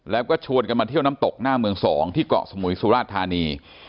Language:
Thai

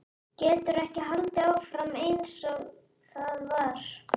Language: Icelandic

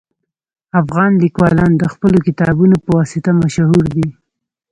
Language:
Pashto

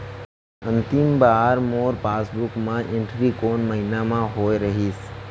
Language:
Chhattisgarhi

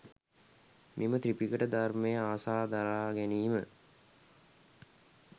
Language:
Sinhala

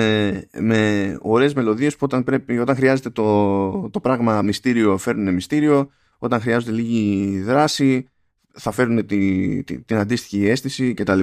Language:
Greek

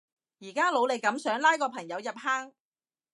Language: Cantonese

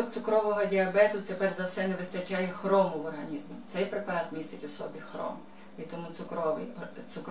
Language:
Ukrainian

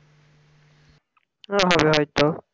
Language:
Bangla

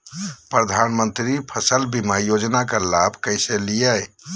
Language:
Magahi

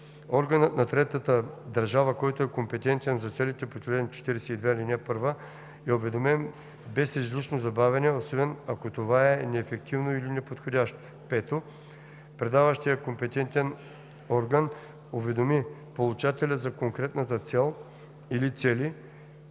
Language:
Bulgarian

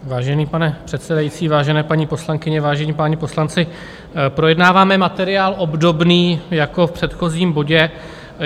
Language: Czech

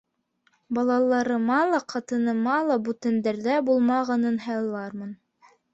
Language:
Bashkir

